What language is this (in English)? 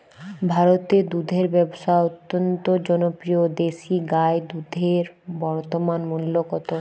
Bangla